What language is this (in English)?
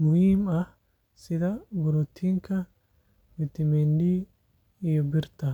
Somali